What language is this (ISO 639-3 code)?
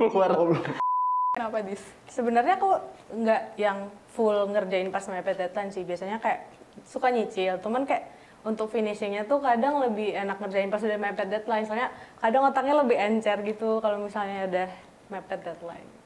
ind